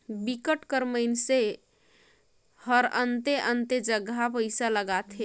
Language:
Chhattisgarhi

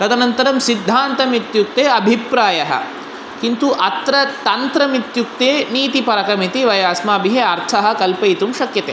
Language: Sanskrit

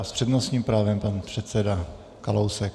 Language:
Czech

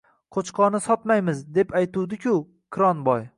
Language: Uzbek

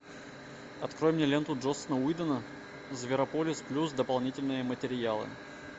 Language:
Russian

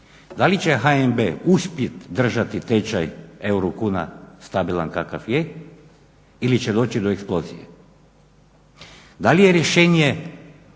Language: Croatian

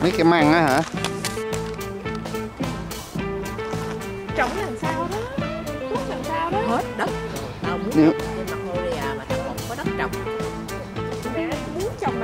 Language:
Vietnamese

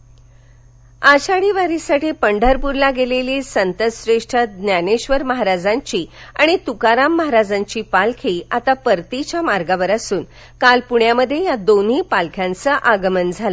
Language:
Marathi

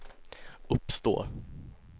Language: Swedish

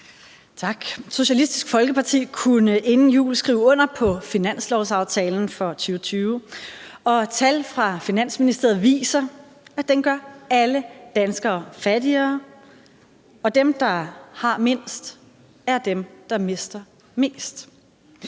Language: Danish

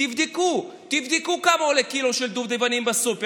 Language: Hebrew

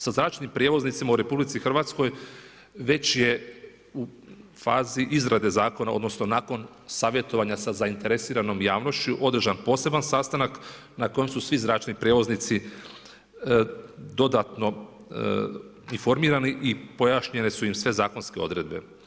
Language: Croatian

